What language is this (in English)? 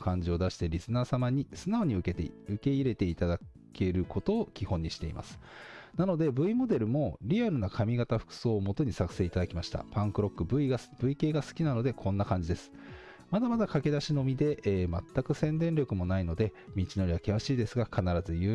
Japanese